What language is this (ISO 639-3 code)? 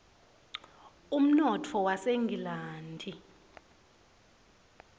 ssw